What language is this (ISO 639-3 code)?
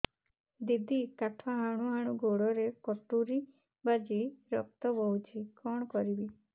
ori